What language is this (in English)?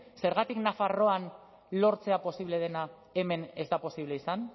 Basque